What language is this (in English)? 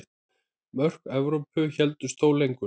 Icelandic